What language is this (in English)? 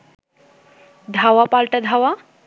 Bangla